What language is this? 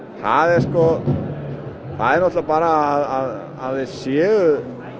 Icelandic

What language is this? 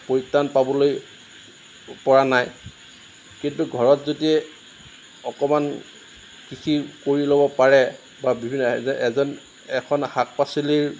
Assamese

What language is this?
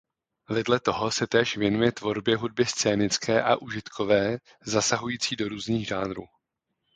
Czech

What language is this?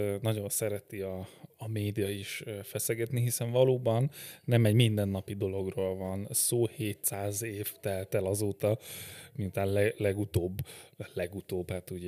Hungarian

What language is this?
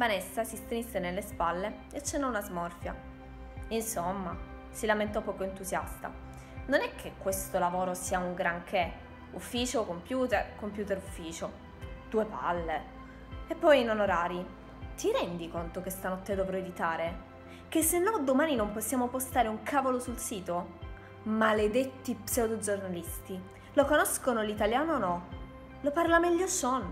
Italian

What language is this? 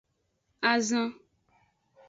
Aja (Benin)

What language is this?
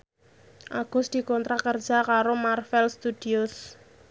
Javanese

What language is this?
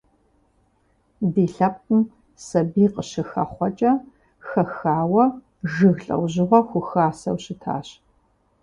Kabardian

